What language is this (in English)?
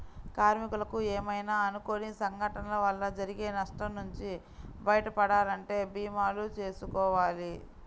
Telugu